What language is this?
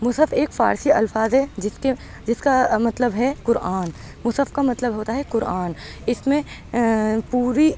Urdu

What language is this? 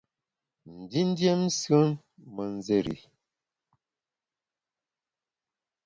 Bamun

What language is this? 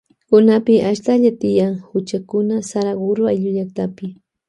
Loja Highland Quichua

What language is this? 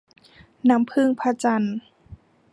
Thai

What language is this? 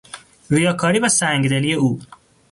Persian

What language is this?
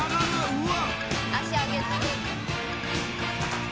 Japanese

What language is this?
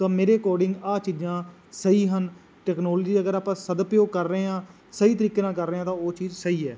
Punjabi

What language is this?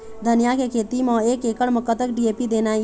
Chhattisgarhi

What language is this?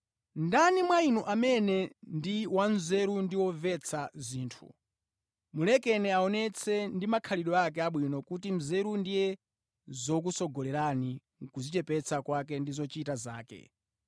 Nyanja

